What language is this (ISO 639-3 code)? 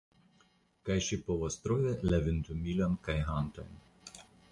epo